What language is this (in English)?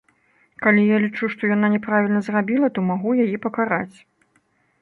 Belarusian